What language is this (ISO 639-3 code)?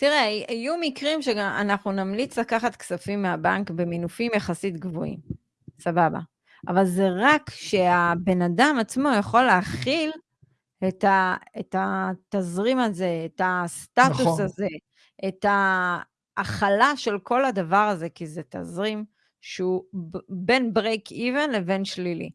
heb